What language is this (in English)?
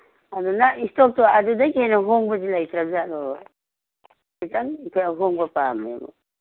Manipuri